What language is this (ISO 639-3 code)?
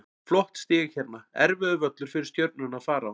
isl